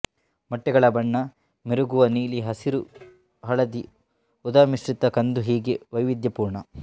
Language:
Kannada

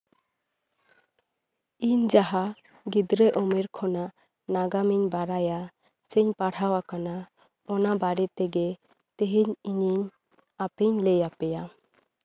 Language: Santali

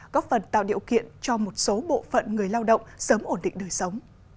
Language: Vietnamese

